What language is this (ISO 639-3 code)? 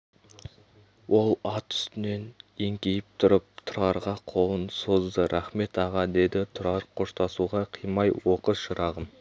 kaz